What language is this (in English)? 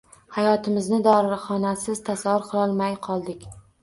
Uzbek